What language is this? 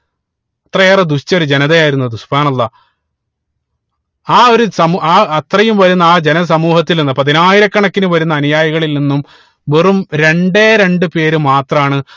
Malayalam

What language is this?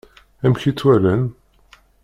Kabyle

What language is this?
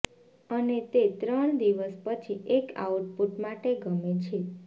Gujarati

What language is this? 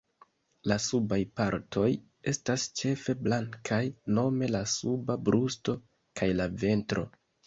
Esperanto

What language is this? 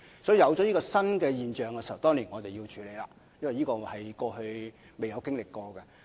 Cantonese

